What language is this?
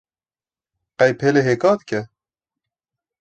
Kurdish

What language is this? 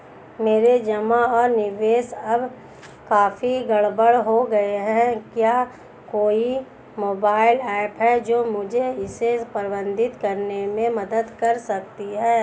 Hindi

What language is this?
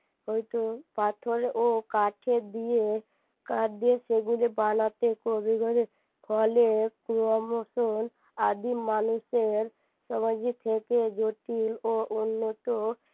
Bangla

